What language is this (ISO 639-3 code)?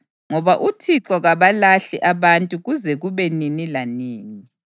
nde